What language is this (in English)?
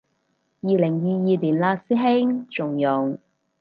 Cantonese